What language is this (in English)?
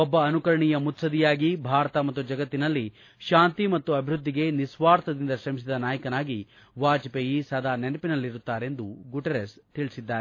Kannada